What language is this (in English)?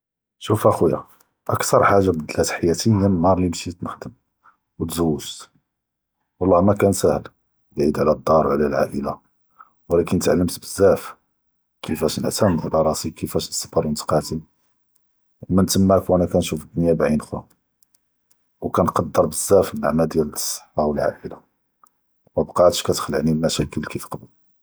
Judeo-Arabic